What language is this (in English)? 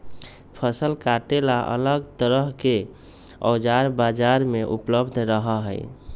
Magahi